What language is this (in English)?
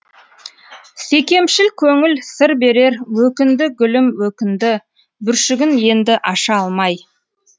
Kazakh